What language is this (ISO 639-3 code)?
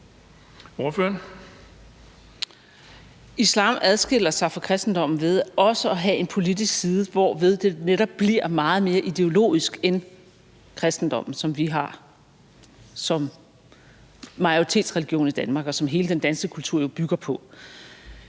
dan